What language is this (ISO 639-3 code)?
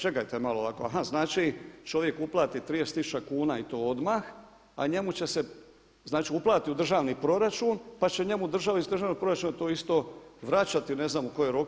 hrv